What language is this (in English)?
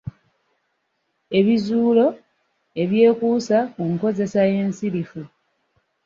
Ganda